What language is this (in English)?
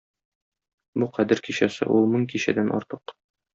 Tatar